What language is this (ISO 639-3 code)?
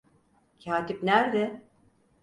tur